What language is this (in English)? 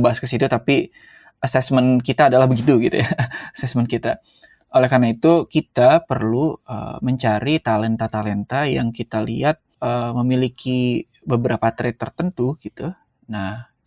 Indonesian